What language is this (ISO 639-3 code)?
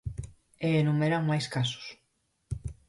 glg